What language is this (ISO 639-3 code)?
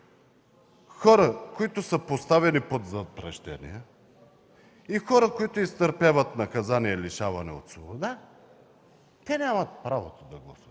bul